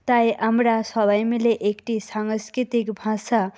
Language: Bangla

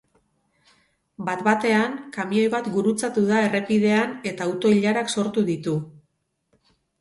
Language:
Basque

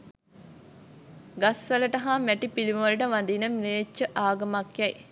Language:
Sinhala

